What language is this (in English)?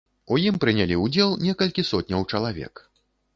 Belarusian